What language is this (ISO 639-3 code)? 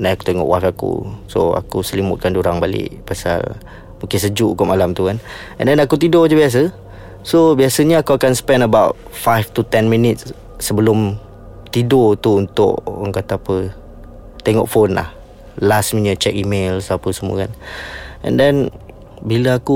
msa